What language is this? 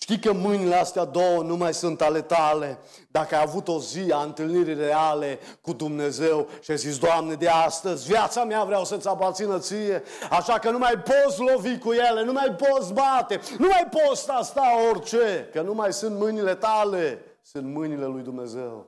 Romanian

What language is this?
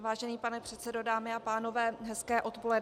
Czech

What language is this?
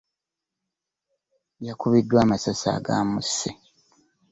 Ganda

